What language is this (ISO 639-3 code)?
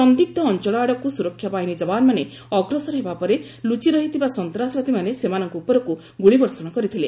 ori